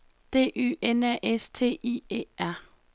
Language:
Danish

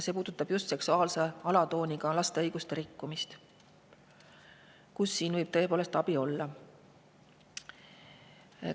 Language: Estonian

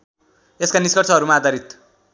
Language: Nepali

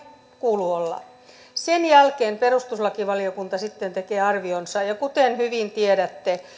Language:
Finnish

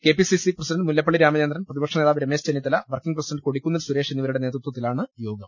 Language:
Malayalam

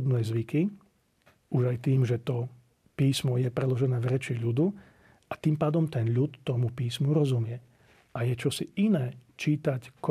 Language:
Slovak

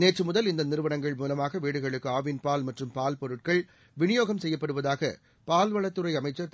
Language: Tamil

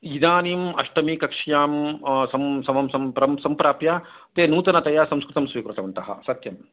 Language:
Sanskrit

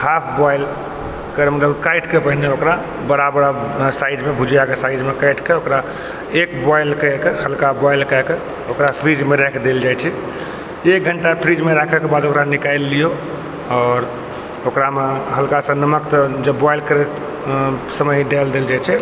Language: Maithili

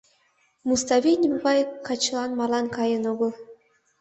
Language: Mari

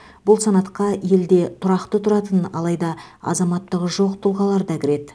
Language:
Kazakh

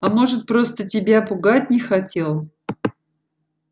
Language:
Russian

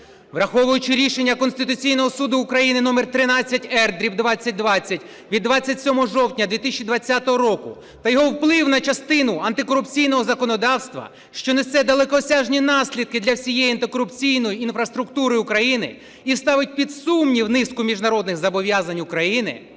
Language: Ukrainian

